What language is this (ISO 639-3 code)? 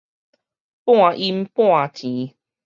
nan